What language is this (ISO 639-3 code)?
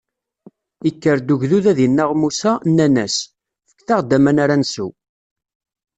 kab